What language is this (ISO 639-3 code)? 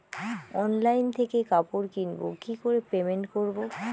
ben